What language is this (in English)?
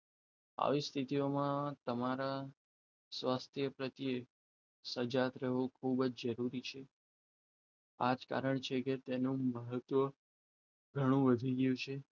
Gujarati